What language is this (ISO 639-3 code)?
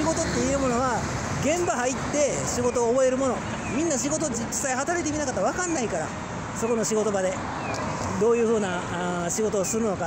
jpn